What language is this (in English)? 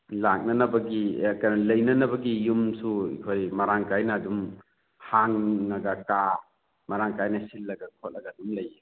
Manipuri